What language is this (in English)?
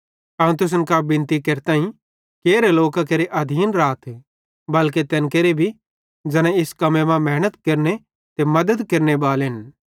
Bhadrawahi